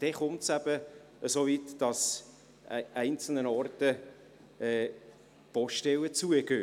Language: Swiss German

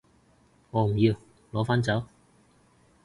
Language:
Cantonese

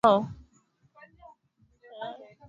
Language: Swahili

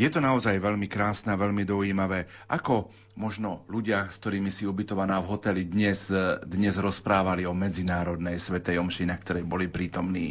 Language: Slovak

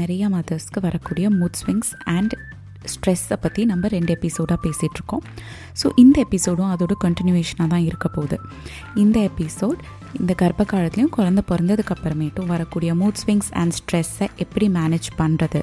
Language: Tamil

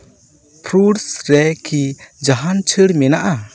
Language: Santali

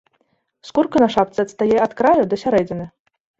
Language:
Belarusian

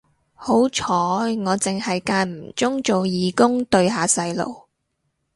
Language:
Cantonese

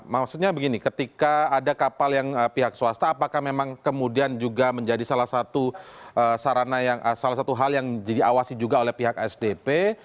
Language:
Indonesian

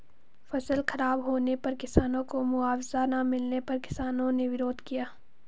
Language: Hindi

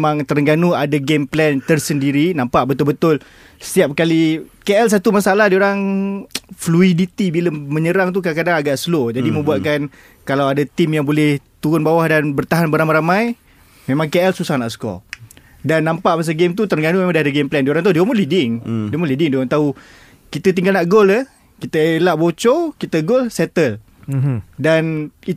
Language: Malay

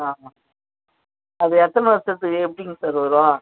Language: Tamil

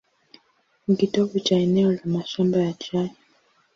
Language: Swahili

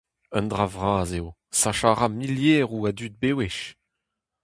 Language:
Breton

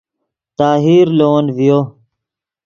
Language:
Yidgha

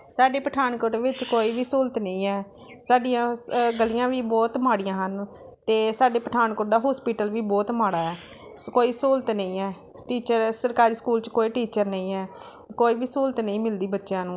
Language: Punjabi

